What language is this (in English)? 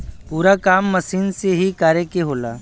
Bhojpuri